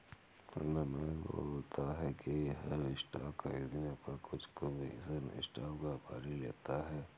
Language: Hindi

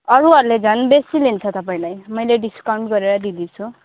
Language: Nepali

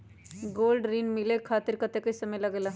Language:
Magahi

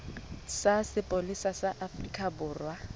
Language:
Southern Sotho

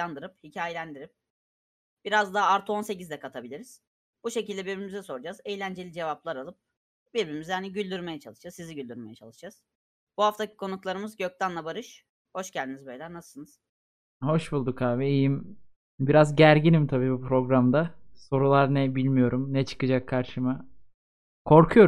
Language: Turkish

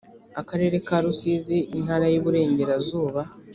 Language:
Kinyarwanda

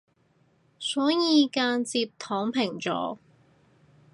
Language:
Cantonese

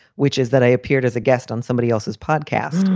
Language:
English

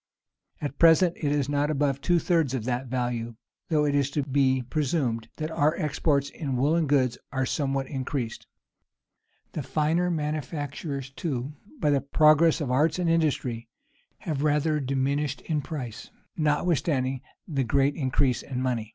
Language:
English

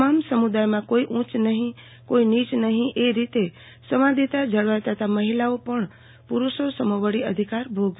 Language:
Gujarati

